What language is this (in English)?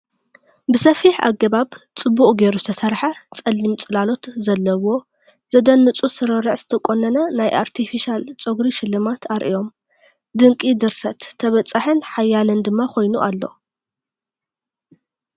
Tigrinya